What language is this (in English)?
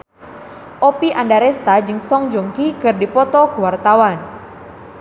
Sundanese